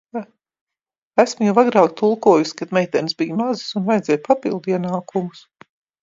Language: Latvian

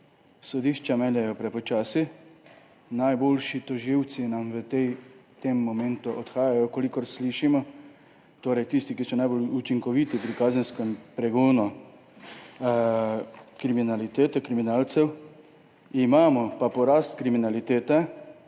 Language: Slovenian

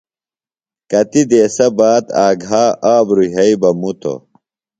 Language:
Phalura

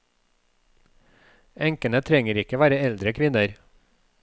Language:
Norwegian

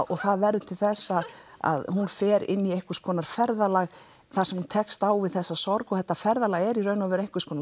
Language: Icelandic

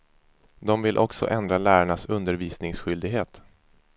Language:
Swedish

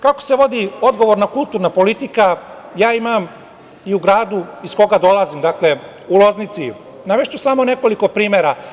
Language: Serbian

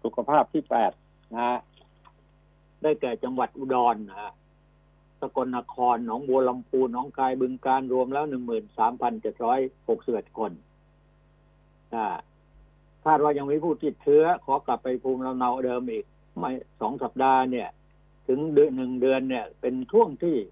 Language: Thai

